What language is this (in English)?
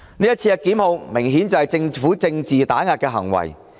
Cantonese